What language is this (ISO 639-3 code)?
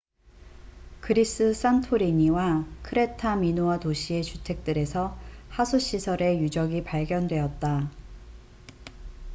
kor